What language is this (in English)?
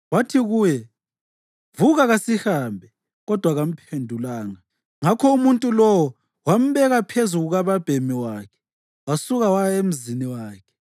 North Ndebele